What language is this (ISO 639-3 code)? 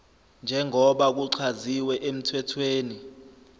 zul